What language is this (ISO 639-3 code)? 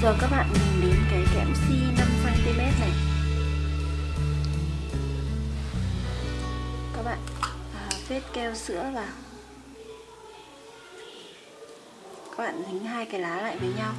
vie